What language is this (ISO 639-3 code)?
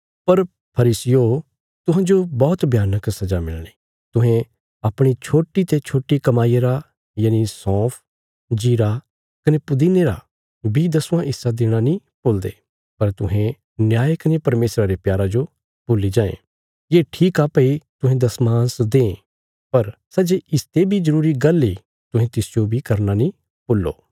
kfs